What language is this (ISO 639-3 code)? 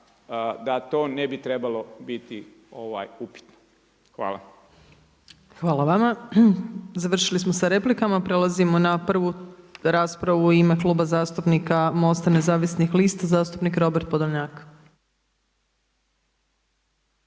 hrv